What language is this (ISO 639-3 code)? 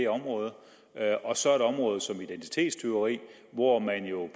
dan